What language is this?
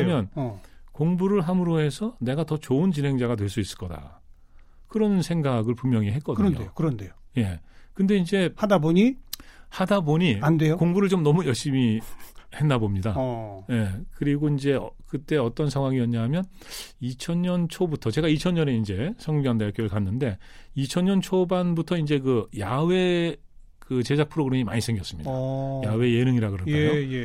Korean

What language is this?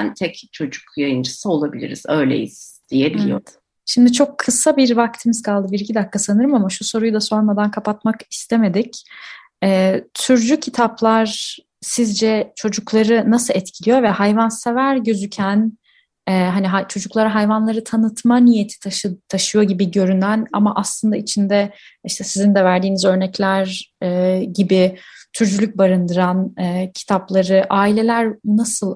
Turkish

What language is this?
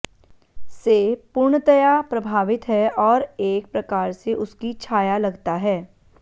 Sanskrit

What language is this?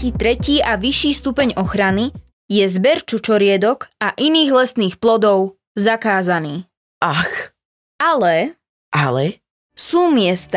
Slovak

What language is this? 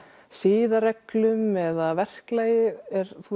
Icelandic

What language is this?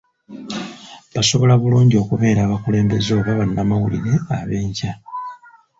Ganda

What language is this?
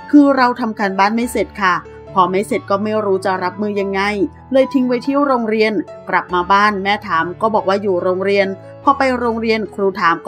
Thai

